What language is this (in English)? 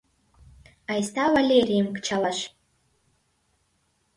Mari